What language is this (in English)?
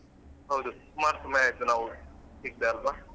Kannada